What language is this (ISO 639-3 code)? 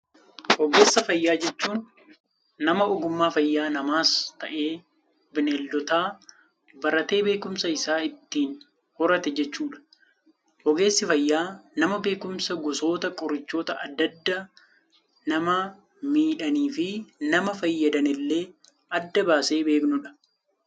orm